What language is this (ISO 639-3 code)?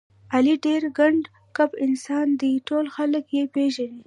pus